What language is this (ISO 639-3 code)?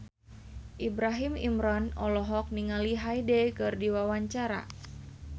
sun